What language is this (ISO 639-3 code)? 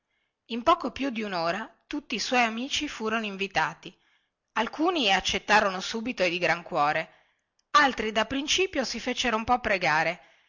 ita